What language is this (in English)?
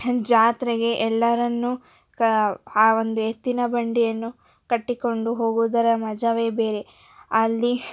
Kannada